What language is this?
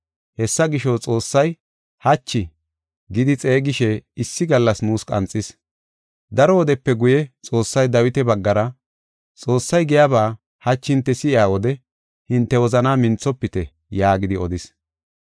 Gofa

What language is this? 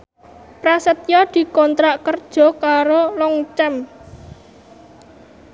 Javanese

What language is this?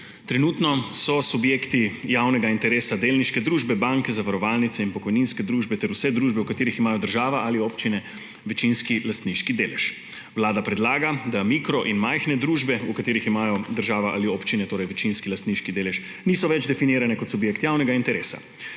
Slovenian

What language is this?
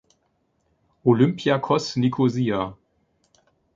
German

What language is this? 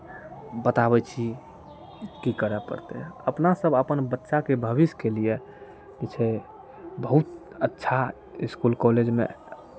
Maithili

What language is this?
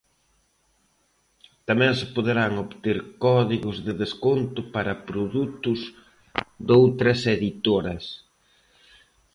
Galician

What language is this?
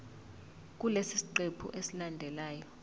Zulu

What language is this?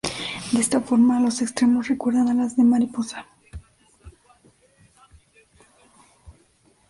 Spanish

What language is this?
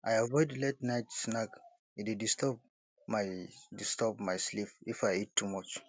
Nigerian Pidgin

